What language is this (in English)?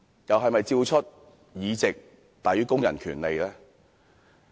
Cantonese